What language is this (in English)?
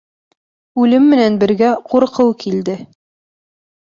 Bashkir